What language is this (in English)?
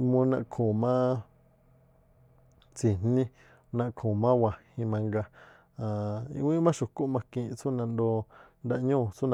Tlacoapa Me'phaa